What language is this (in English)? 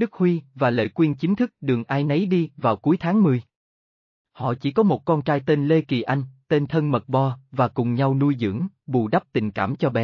Vietnamese